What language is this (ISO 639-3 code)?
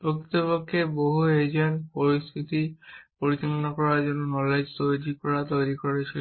ben